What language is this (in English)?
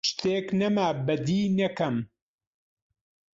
Central Kurdish